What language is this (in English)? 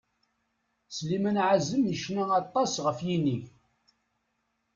Kabyle